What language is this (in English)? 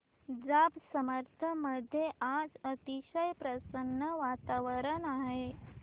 Marathi